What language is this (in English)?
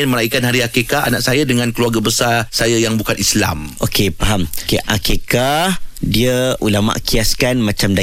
Malay